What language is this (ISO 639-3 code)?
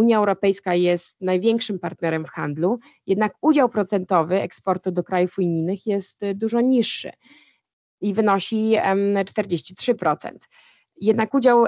pol